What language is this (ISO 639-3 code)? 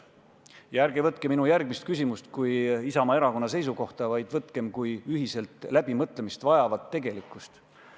est